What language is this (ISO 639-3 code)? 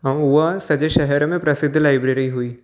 snd